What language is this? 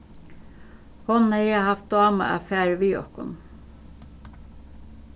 Faroese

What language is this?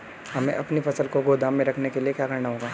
Hindi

